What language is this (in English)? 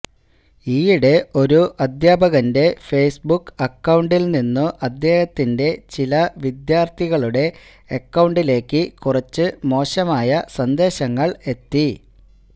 Malayalam